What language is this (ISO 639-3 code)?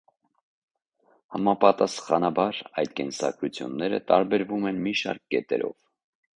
hye